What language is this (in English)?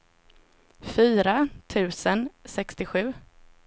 Swedish